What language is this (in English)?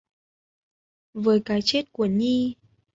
Vietnamese